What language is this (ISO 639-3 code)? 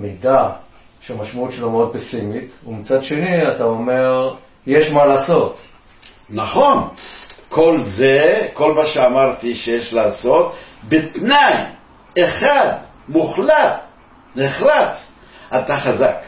heb